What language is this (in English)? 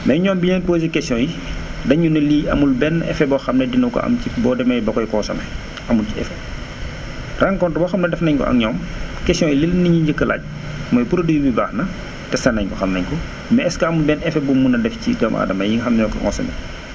Wolof